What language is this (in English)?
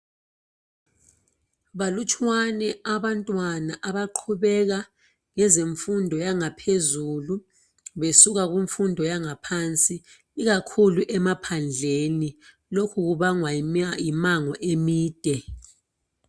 North Ndebele